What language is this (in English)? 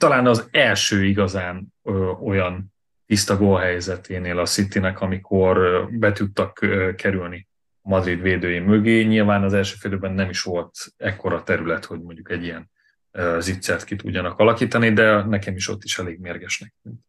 Hungarian